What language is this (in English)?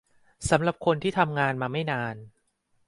Thai